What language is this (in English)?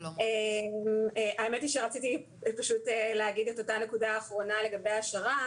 Hebrew